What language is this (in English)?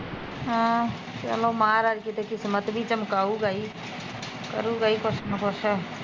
Punjabi